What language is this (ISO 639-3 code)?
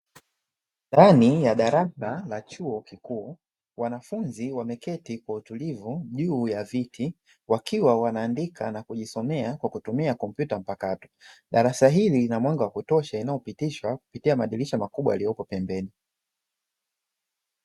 swa